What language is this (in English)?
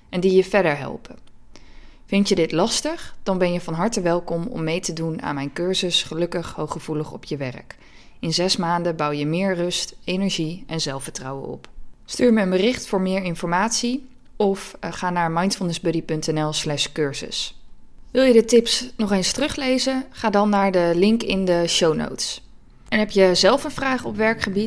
Dutch